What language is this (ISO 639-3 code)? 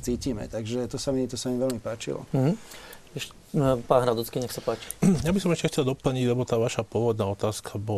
slk